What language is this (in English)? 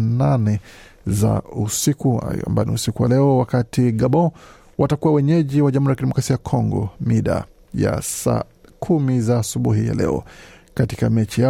Swahili